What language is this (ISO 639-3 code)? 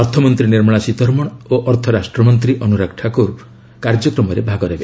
ori